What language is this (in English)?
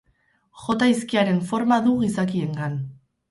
Basque